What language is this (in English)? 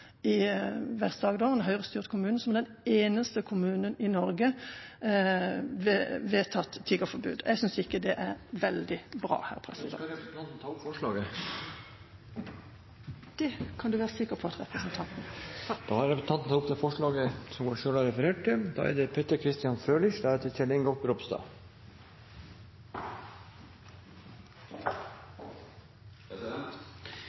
Norwegian